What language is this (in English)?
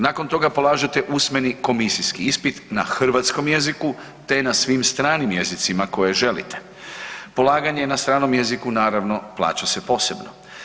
Croatian